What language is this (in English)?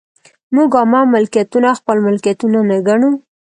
Pashto